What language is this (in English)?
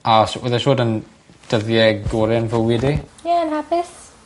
Welsh